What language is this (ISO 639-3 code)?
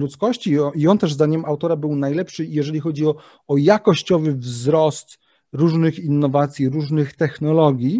pol